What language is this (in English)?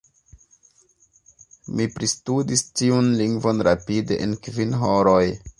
Esperanto